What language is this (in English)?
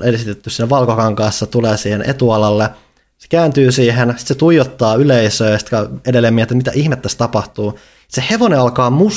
Finnish